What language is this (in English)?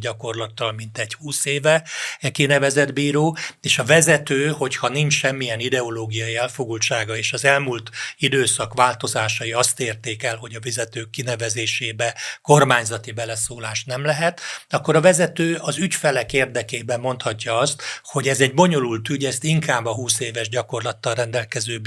Hungarian